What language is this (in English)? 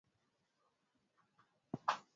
Swahili